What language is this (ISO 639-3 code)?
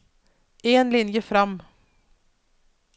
nor